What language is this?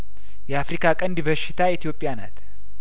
Amharic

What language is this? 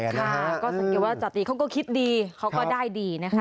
Thai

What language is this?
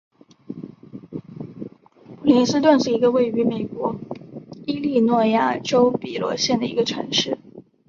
Chinese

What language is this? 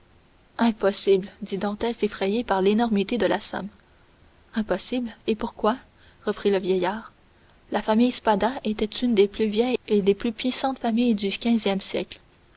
French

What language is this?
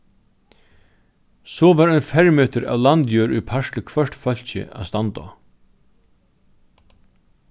Faroese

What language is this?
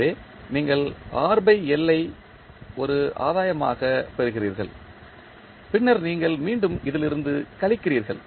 Tamil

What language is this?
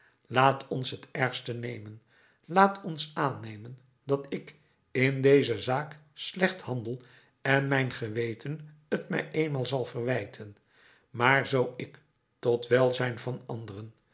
Dutch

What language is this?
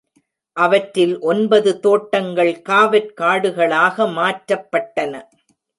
Tamil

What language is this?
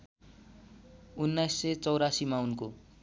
Nepali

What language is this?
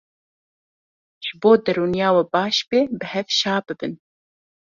Kurdish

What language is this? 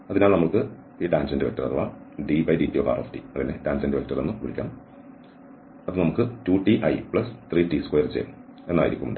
Malayalam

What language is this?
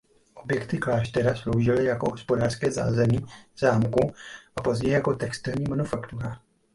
Czech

